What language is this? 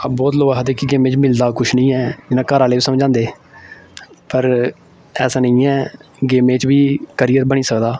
Dogri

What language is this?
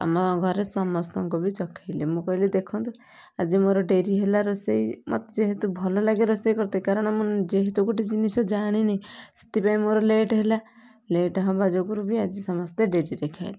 Odia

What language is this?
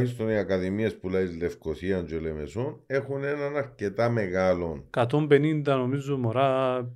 Greek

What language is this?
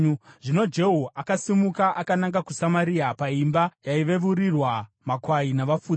Shona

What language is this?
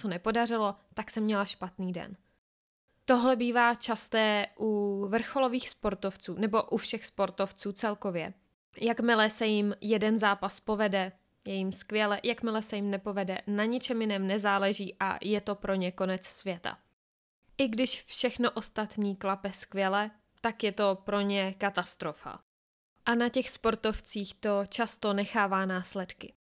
Czech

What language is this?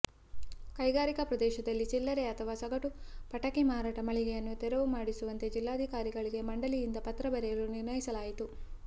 Kannada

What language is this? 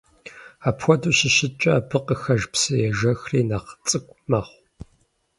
Kabardian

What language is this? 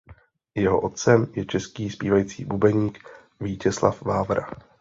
Czech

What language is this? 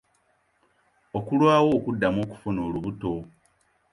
Ganda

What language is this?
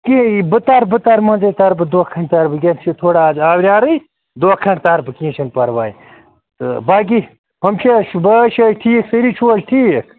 Kashmiri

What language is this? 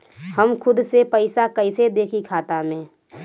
Bhojpuri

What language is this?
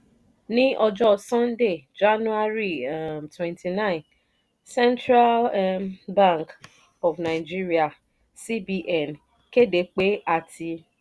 Yoruba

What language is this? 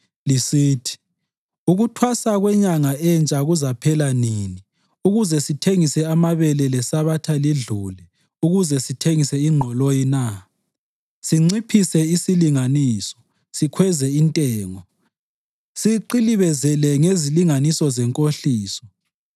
North Ndebele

